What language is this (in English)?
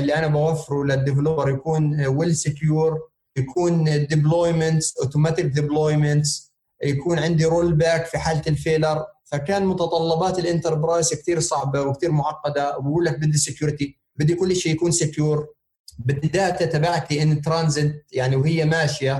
Arabic